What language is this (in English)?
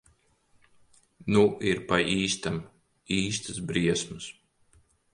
Latvian